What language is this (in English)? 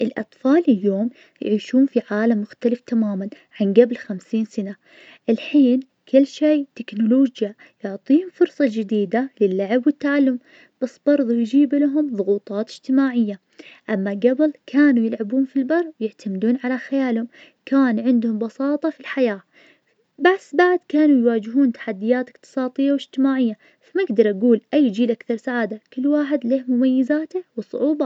Najdi Arabic